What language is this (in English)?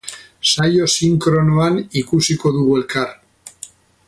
Basque